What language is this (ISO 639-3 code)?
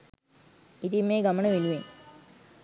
sin